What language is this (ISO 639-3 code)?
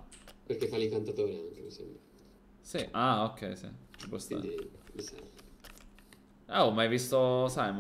ita